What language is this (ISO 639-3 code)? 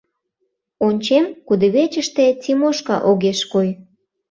chm